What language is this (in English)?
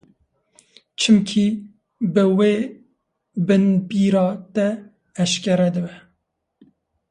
Kurdish